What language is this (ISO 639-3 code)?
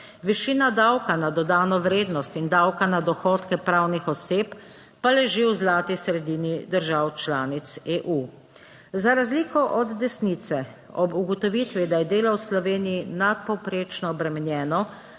slv